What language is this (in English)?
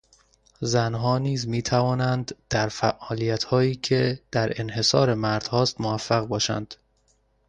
Persian